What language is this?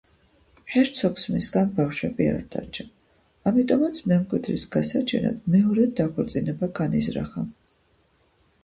Georgian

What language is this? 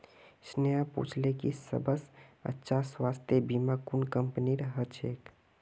Magahi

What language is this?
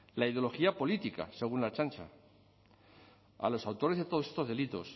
Spanish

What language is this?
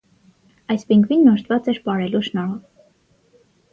Armenian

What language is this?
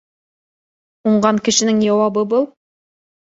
Bashkir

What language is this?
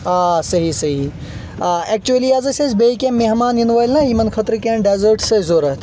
Kashmiri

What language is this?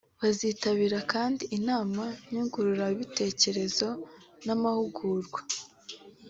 Kinyarwanda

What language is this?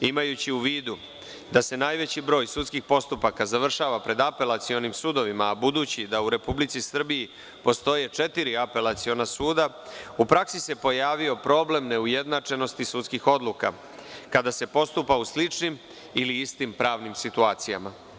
Serbian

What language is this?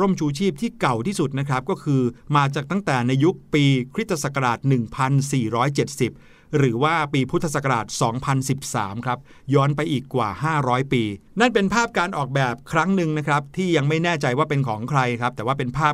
Thai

